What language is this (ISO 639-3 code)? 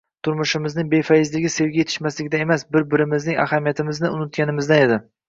uzb